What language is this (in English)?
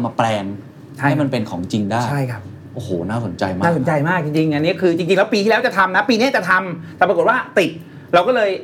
Thai